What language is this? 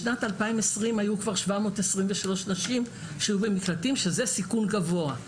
Hebrew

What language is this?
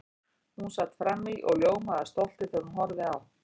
Icelandic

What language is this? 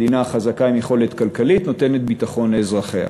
Hebrew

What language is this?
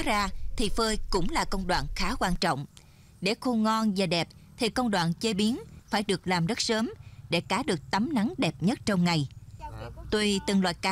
Vietnamese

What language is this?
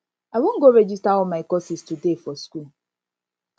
Nigerian Pidgin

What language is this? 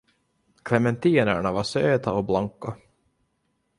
Swedish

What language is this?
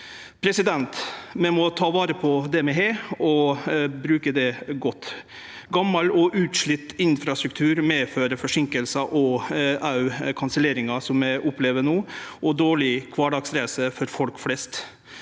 Norwegian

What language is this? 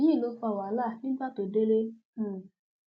Yoruba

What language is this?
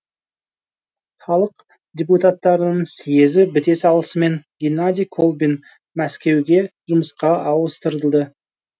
Kazakh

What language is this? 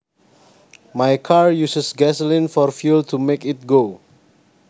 Javanese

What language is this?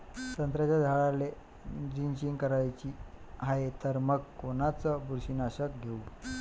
Marathi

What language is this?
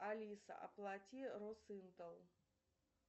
Russian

